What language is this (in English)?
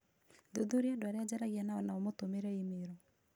Kikuyu